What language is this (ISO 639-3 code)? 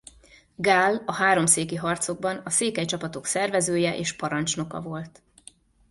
hun